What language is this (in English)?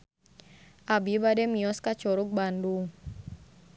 Sundanese